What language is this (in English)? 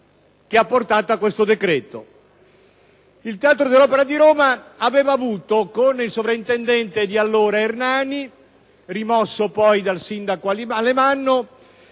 Italian